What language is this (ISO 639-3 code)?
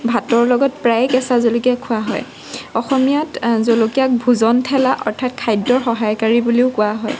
asm